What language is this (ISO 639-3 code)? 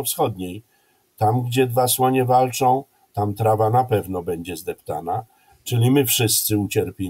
pol